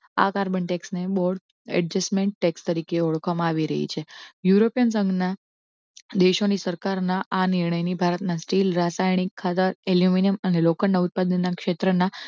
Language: Gujarati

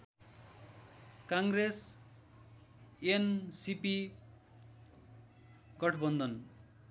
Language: Nepali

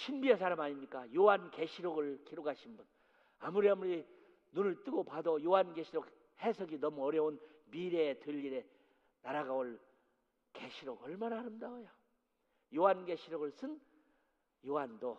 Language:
Korean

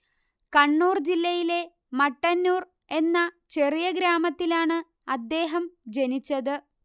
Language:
Malayalam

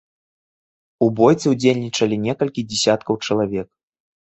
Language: Belarusian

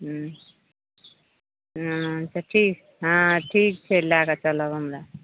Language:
Maithili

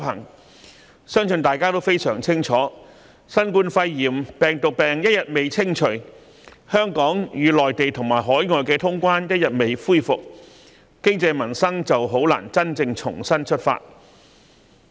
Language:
Cantonese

